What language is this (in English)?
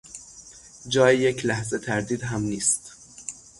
Persian